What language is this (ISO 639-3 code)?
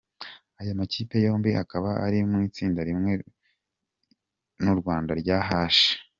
kin